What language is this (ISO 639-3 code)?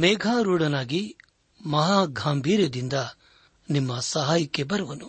kan